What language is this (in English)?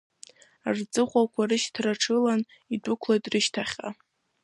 Abkhazian